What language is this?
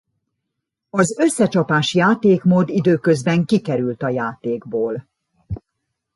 Hungarian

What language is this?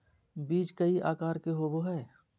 Magahi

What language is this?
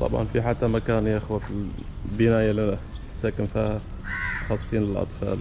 Arabic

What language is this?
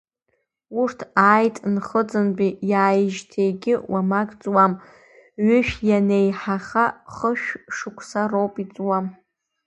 Abkhazian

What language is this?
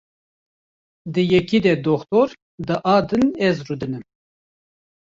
Kurdish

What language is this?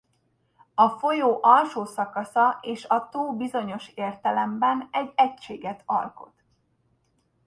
Hungarian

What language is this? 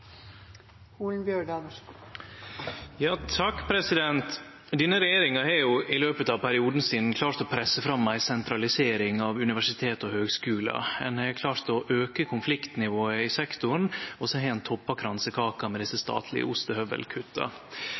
Norwegian Nynorsk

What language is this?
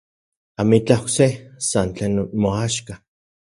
Central Puebla Nahuatl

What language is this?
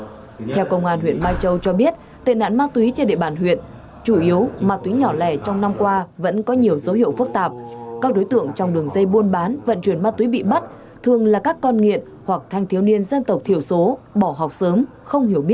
Vietnamese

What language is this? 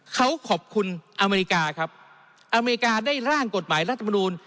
Thai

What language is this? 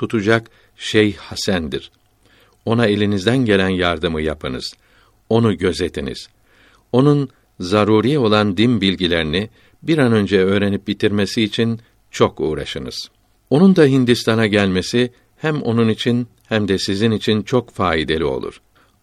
Turkish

